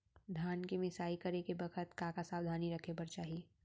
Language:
Chhattisgarhi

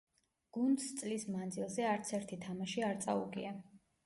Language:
Georgian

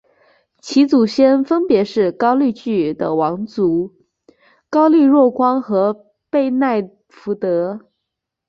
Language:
Chinese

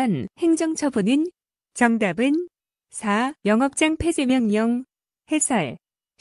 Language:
Korean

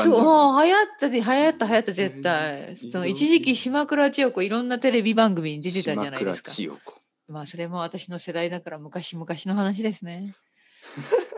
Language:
Japanese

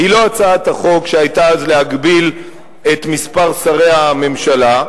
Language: Hebrew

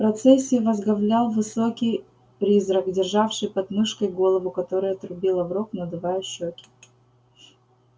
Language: Russian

